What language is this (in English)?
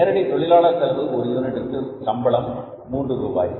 Tamil